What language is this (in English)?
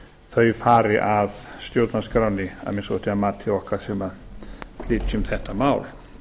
Icelandic